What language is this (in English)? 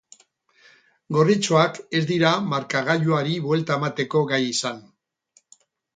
Basque